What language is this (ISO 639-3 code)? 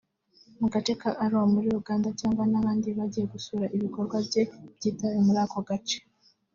kin